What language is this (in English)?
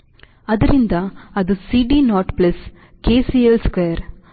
Kannada